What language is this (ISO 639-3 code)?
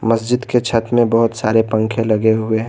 hin